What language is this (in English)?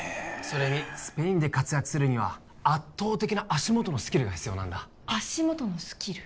Japanese